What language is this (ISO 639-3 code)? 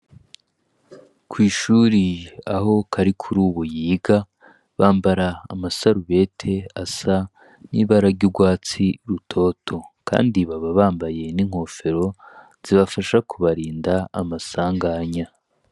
run